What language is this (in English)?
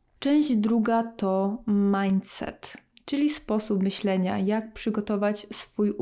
Polish